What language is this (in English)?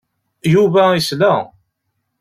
Kabyle